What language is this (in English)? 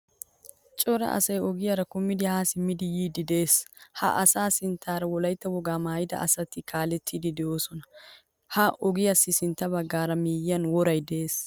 Wolaytta